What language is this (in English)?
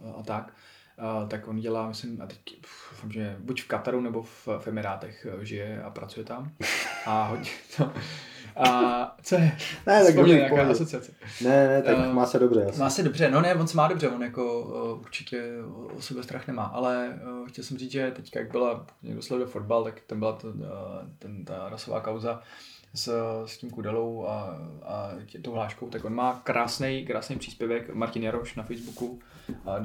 Czech